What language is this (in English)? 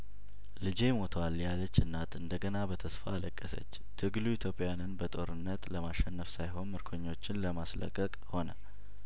Amharic